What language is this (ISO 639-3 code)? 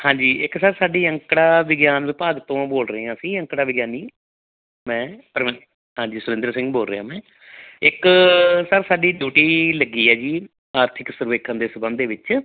pan